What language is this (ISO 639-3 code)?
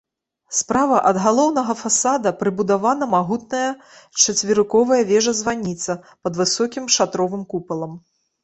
bel